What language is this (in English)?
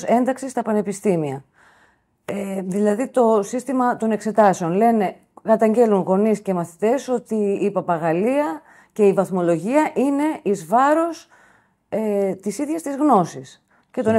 Greek